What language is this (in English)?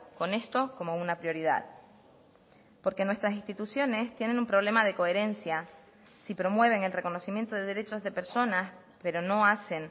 Spanish